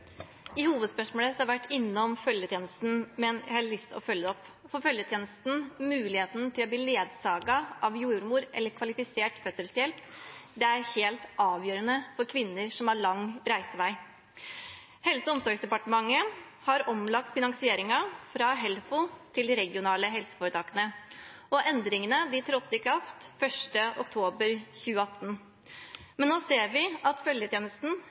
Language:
Norwegian Bokmål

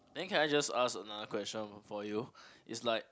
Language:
English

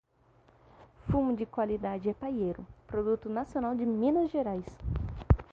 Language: Portuguese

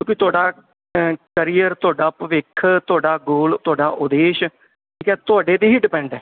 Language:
Punjabi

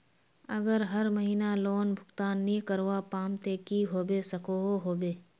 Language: Magahi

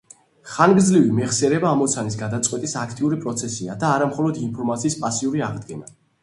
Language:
Georgian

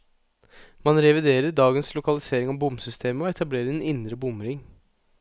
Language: Norwegian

